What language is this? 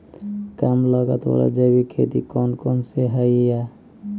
Magahi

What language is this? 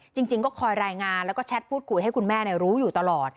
Thai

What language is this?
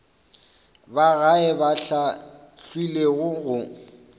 Northern Sotho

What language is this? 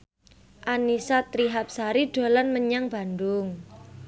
Javanese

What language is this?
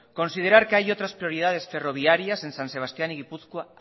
Spanish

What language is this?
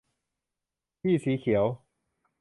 Thai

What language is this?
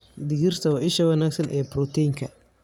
Somali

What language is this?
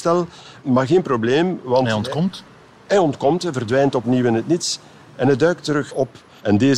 Dutch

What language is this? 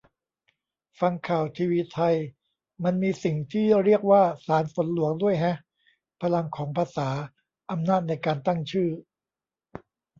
Thai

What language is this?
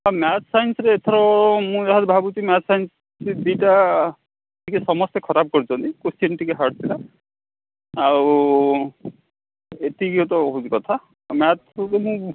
Odia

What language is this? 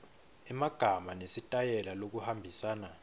Swati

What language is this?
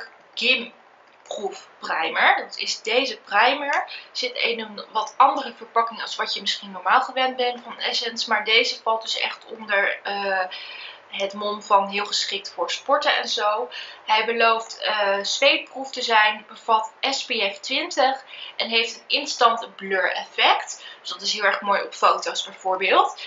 Dutch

